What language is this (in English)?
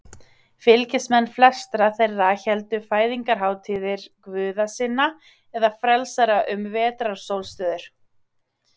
Icelandic